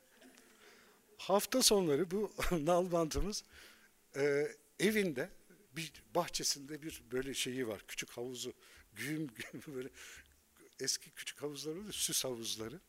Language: Turkish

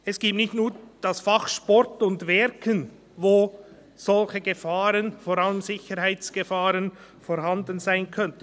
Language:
Swiss German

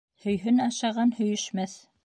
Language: Bashkir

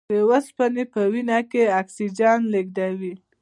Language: Pashto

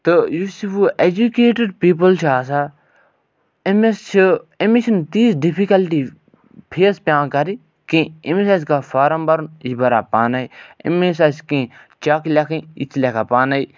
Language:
Kashmiri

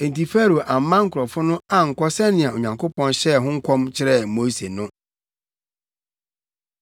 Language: Akan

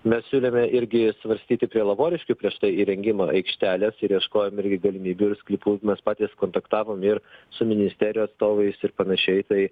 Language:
Lithuanian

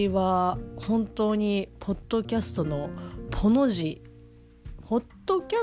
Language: Japanese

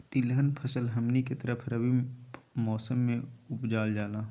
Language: Magahi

